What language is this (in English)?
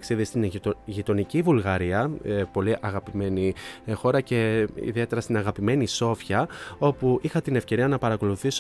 Greek